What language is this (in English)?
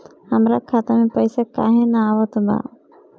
Bhojpuri